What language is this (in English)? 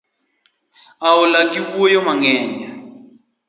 Luo (Kenya and Tanzania)